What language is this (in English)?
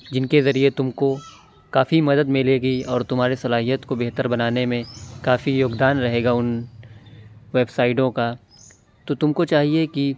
Urdu